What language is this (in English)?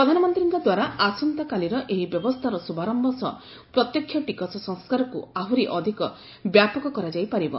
Odia